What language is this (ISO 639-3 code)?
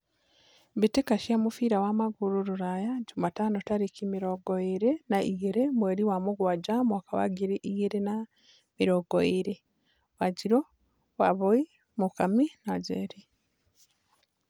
kik